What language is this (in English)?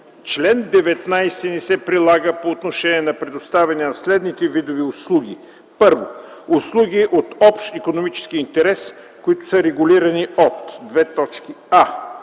Bulgarian